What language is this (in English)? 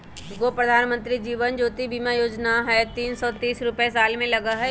Magahi